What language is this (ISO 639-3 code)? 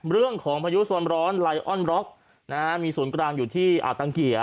tha